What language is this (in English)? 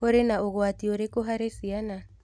Kikuyu